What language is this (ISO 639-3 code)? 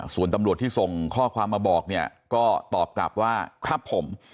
tha